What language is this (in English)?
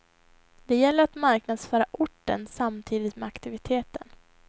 Swedish